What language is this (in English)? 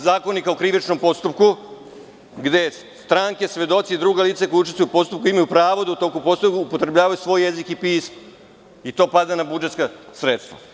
Serbian